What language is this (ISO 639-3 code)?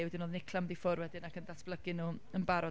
cym